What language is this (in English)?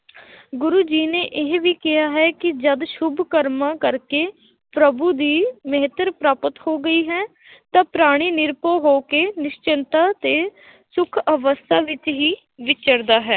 Punjabi